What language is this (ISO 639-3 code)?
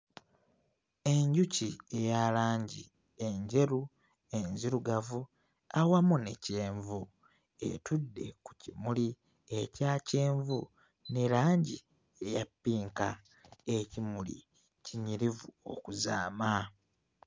lug